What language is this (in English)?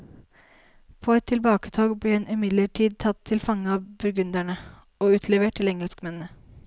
Norwegian